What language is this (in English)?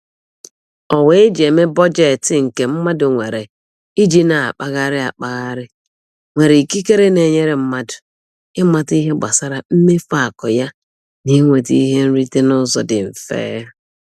Igbo